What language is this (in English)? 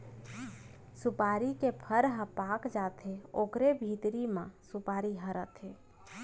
Chhattisgarhi